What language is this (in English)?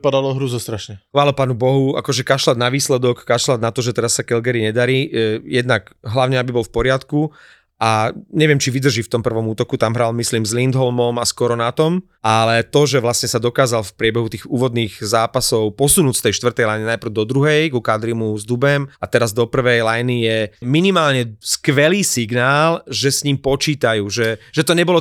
Slovak